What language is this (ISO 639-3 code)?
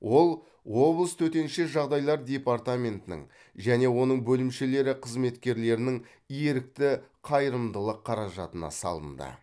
kaz